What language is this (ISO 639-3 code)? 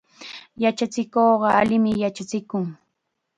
qxa